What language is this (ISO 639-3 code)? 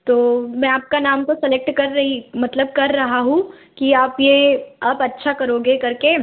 hin